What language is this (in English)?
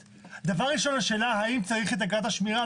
Hebrew